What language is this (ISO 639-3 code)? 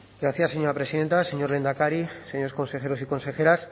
spa